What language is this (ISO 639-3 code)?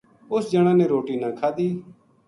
gju